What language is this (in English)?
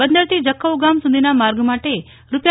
Gujarati